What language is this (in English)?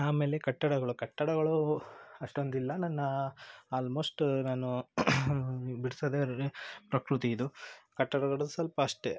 Kannada